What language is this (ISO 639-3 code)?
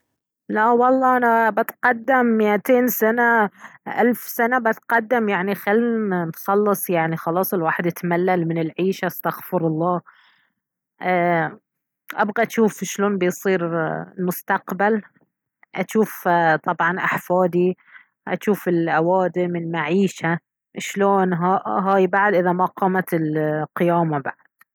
abv